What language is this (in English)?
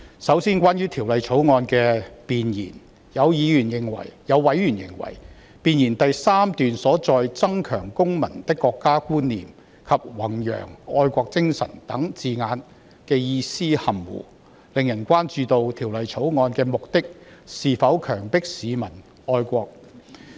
Cantonese